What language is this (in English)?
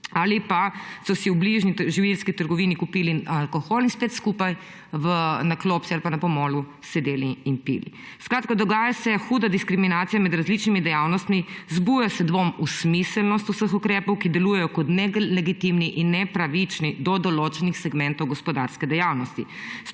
Slovenian